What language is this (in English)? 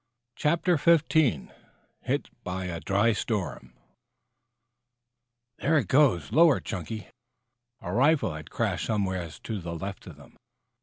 English